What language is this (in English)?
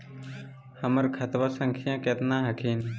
Magahi